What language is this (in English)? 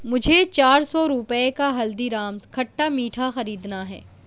Urdu